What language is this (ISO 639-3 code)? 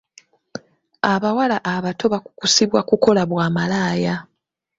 lug